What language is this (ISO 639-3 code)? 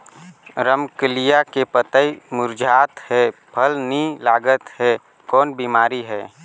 hne